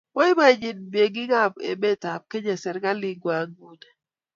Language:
Kalenjin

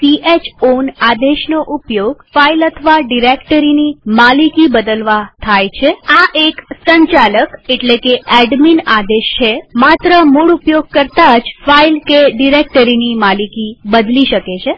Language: Gujarati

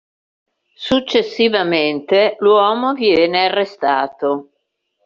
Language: Italian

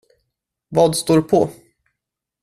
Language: Swedish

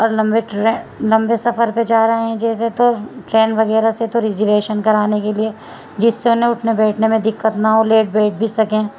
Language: Urdu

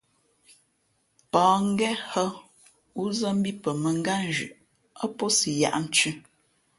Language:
Fe'fe'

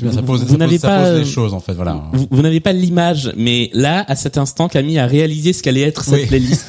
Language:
French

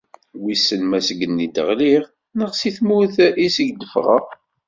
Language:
Kabyle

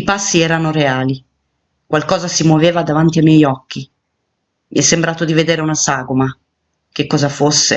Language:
Italian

